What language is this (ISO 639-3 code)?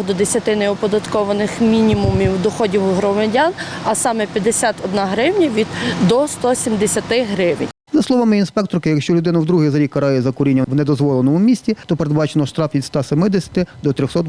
ukr